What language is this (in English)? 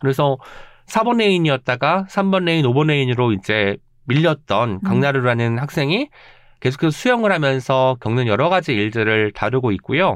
Korean